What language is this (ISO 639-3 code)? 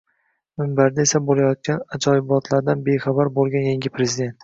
uzb